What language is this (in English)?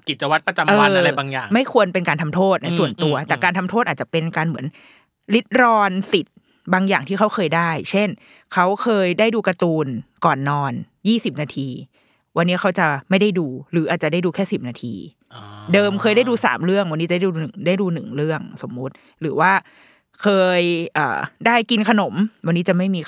Thai